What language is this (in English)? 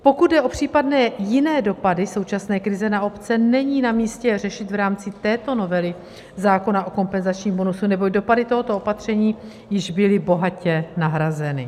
Czech